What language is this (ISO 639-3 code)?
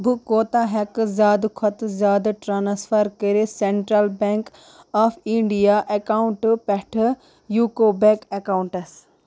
kas